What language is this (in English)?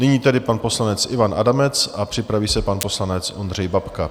Czech